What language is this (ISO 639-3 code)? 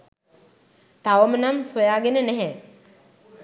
sin